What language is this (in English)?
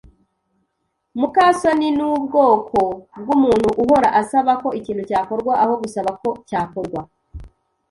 Kinyarwanda